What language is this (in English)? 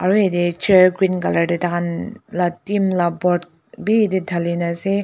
Naga Pidgin